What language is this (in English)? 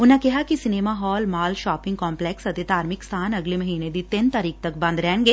Punjabi